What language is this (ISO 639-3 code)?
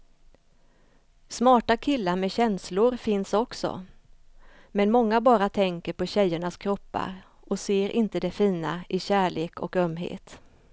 swe